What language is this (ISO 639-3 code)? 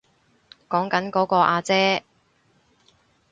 yue